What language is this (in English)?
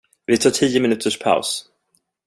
Swedish